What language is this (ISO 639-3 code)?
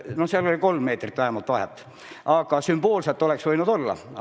est